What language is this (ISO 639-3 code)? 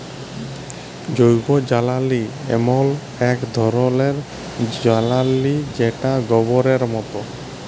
ben